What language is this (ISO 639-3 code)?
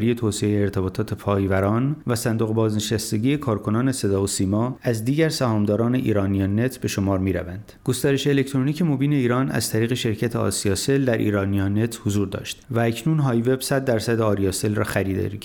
fas